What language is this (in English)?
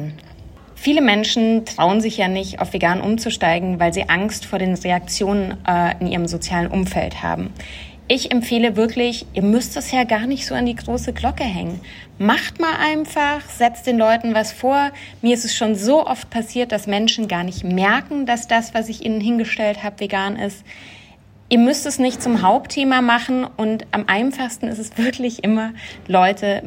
German